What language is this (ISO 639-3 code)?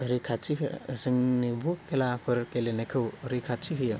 brx